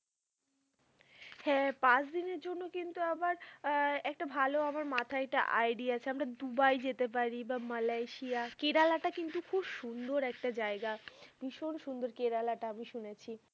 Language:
Bangla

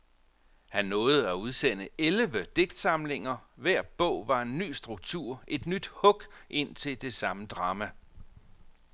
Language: Danish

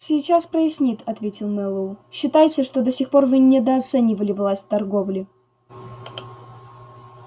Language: Russian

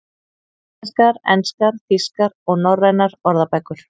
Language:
Icelandic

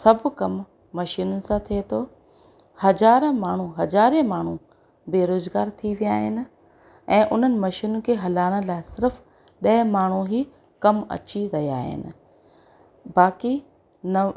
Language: Sindhi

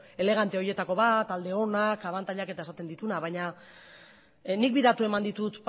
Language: Basque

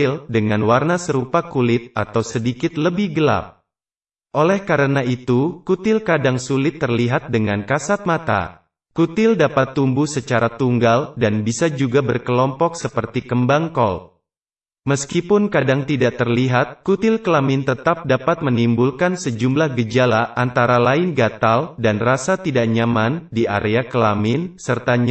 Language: Indonesian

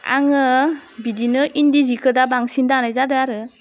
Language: Bodo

